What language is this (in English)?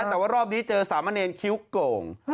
Thai